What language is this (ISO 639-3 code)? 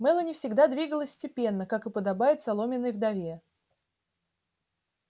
rus